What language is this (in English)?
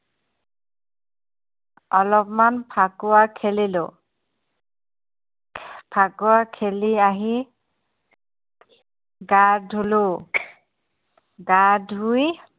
Assamese